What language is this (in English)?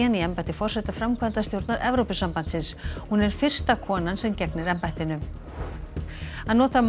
Icelandic